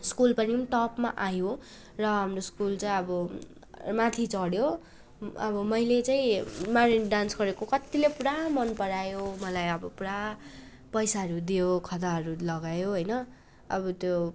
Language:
Nepali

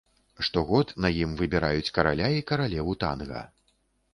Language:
Belarusian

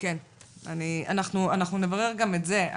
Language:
Hebrew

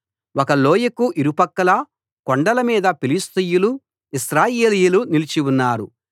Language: Telugu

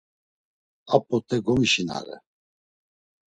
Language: Laz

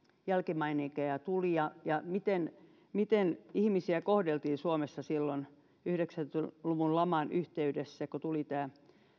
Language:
Finnish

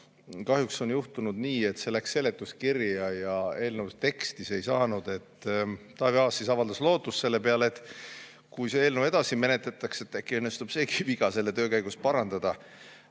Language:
Estonian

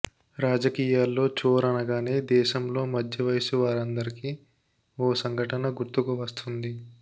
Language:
Telugu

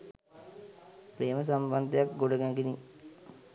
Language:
Sinhala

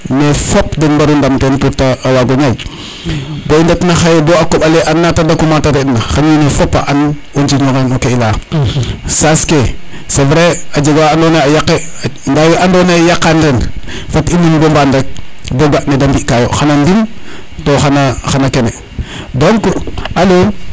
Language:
Serer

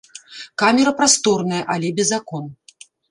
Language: Belarusian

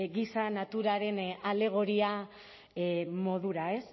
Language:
Basque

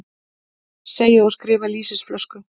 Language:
Icelandic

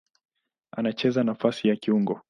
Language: Swahili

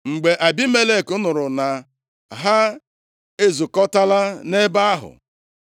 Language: Igbo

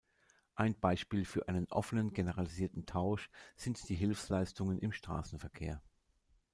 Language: German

